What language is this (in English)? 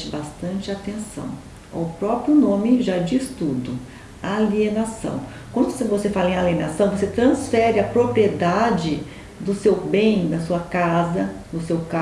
Portuguese